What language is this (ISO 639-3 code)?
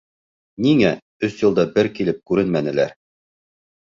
bak